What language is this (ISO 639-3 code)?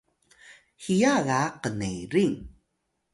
tay